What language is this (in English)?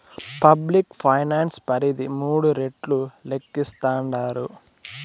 Telugu